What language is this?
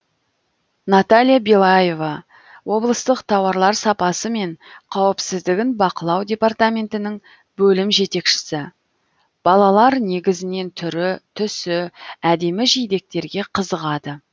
Kazakh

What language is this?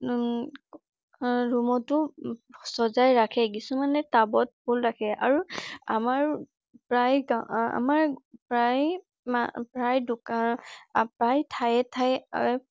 Assamese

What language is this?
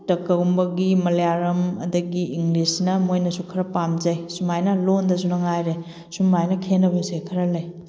Manipuri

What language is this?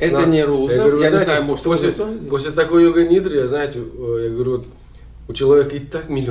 Russian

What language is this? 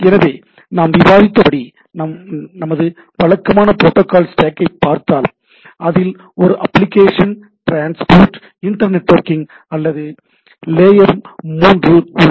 Tamil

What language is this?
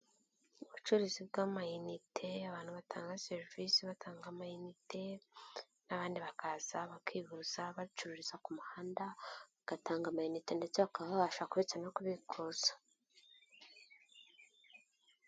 Kinyarwanda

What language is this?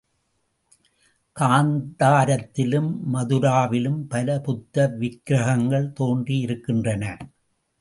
Tamil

